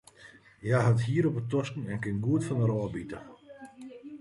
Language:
Western Frisian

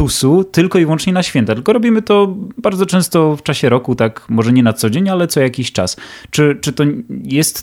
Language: Polish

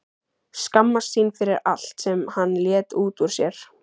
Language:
Icelandic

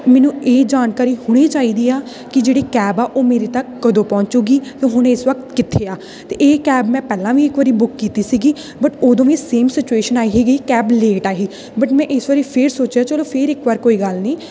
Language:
Punjabi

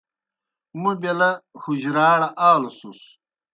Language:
Kohistani Shina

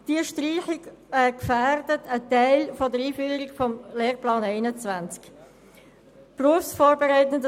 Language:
Swiss German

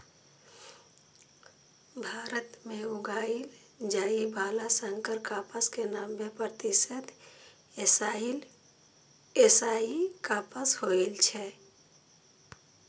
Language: Maithili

